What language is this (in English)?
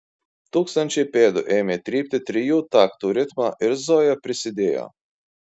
Lithuanian